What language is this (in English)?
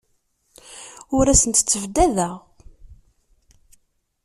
Kabyle